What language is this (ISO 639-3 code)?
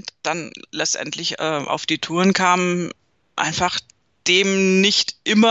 deu